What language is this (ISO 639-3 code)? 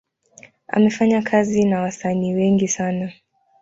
swa